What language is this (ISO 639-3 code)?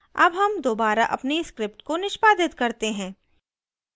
hin